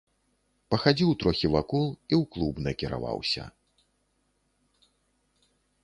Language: Belarusian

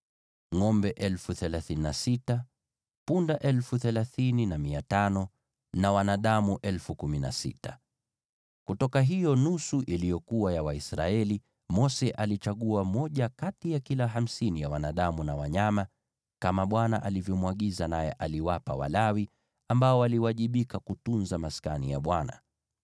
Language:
Swahili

